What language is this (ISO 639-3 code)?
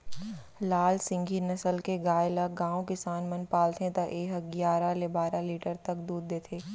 hne